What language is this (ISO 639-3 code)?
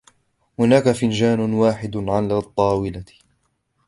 ara